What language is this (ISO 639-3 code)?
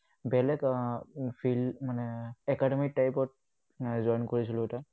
asm